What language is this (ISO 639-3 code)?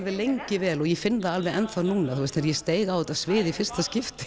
isl